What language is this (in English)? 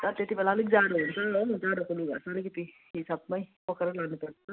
Nepali